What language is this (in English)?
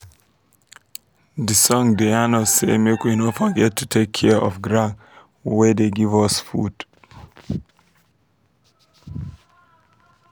Nigerian Pidgin